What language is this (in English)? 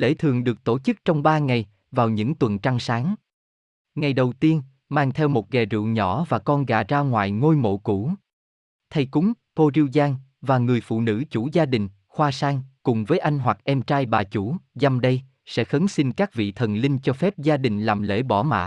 Vietnamese